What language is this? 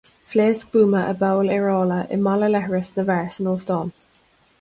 Irish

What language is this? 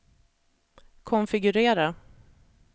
Swedish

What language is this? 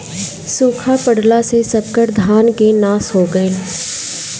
Bhojpuri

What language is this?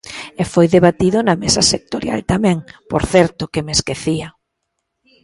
Galician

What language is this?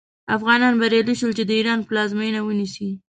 Pashto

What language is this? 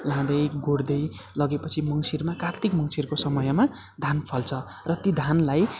Nepali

